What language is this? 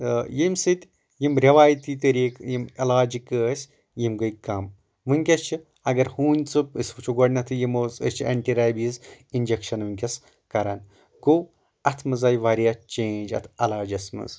Kashmiri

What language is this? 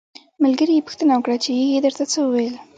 Pashto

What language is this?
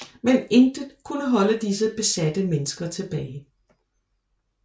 Danish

